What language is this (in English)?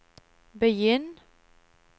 Norwegian